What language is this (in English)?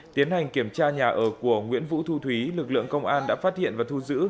Vietnamese